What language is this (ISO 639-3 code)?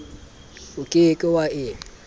sot